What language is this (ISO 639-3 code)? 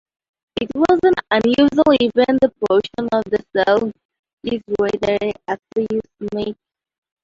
eng